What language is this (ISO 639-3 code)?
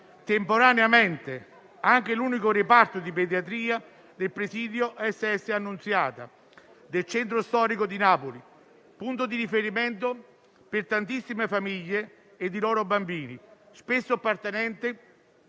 ita